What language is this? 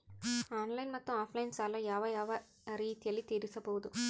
Kannada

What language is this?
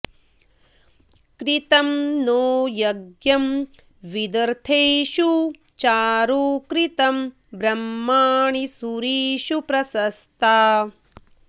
Sanskrit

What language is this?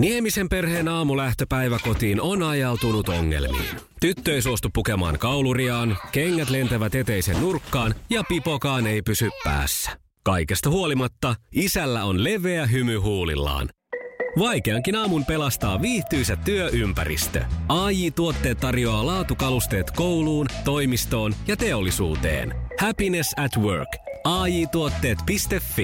Finnish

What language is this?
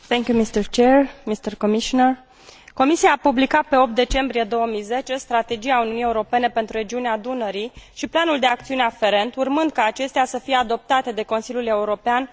Romanian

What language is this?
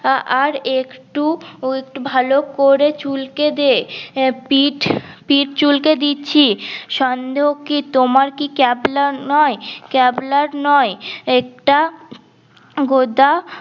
Bangla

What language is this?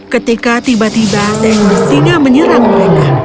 Indonesian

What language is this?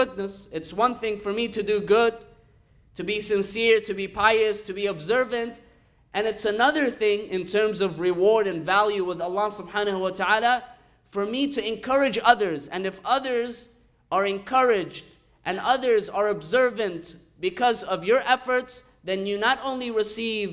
English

